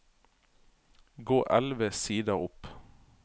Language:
Norwegian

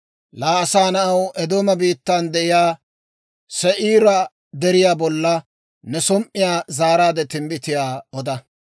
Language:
Dawro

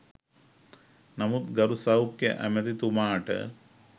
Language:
Sinhala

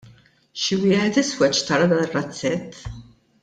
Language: Maltese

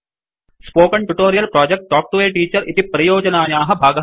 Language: Sanskrit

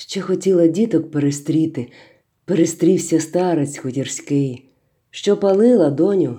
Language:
Ukrainian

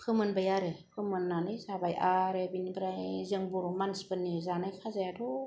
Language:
Bodo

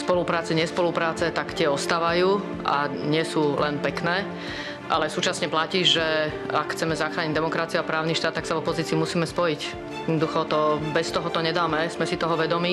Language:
Slovak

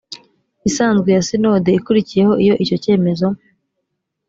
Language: Kinyarwanda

